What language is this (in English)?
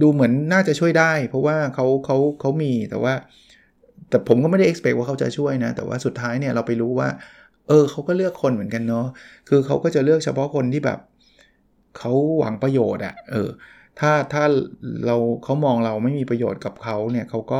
Thai